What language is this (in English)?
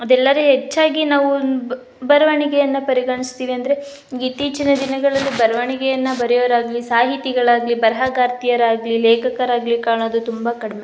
Kannada